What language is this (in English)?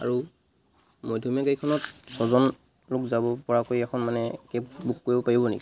Assamese